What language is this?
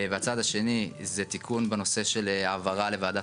Hebrew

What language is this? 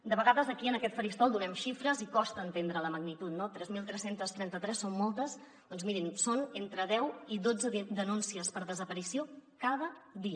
Catalan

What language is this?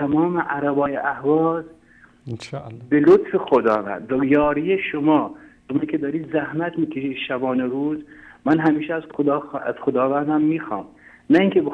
Persian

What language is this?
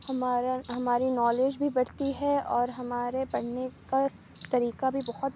Urdu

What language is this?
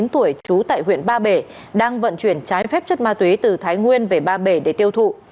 Vietnamese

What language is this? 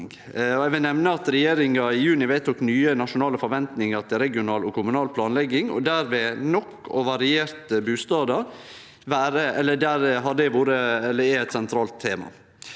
Norwegian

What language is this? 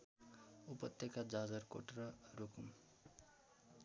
Nepali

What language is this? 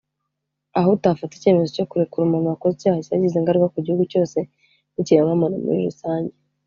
Kinyarwanda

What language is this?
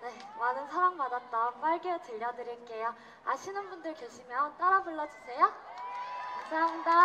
Korean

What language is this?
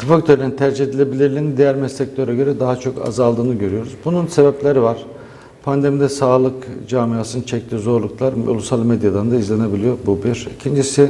Turkish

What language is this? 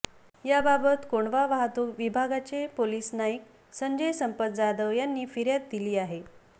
Marathi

